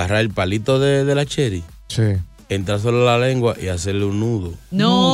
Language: Spanish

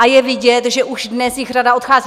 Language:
Czech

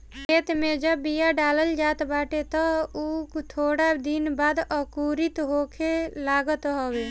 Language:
Bhojpuri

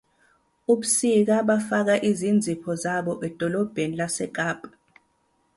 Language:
Zulu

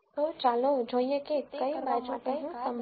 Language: Gujarati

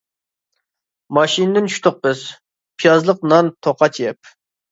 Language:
Uyghur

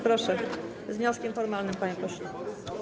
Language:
Polish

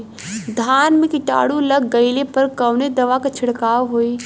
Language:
Bhojpuri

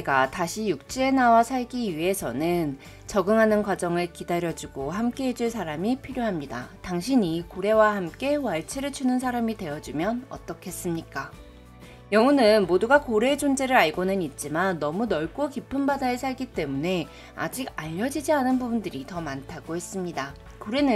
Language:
Korean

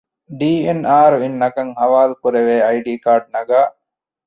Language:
Divehi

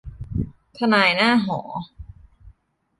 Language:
Thai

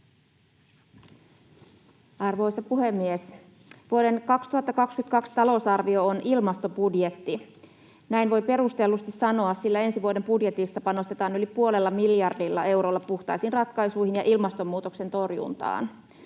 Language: Finnish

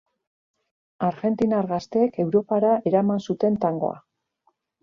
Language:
Basque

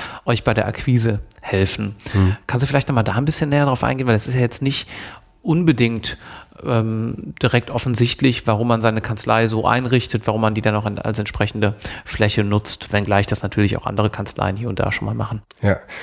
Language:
German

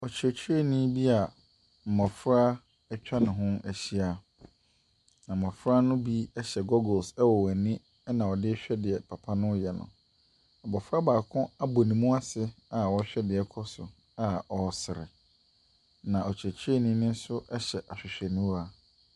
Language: Akan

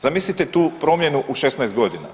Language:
Croatian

